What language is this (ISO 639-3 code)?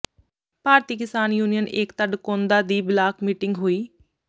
pan